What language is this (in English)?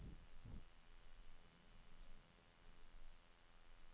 Norwegian